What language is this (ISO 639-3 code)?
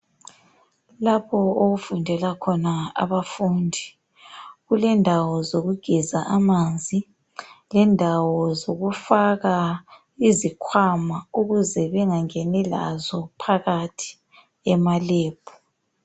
nde